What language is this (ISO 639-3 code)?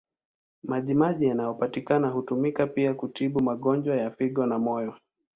swa